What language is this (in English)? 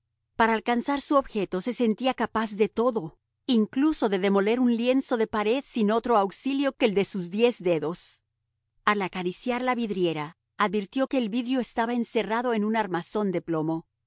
Spanish